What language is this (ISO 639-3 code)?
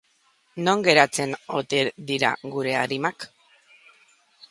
eus